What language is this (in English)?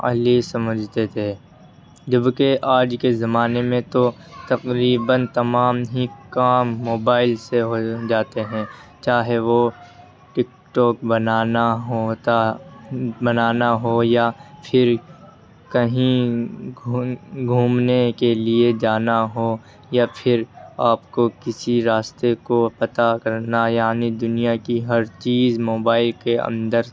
Urdu